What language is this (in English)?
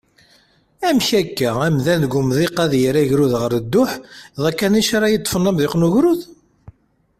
Kabyle